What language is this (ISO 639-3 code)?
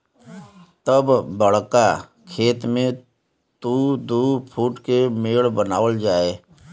bho